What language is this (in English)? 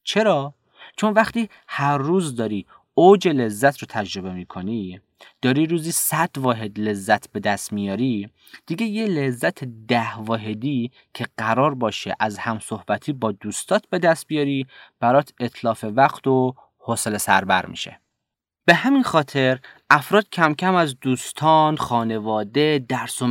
Persian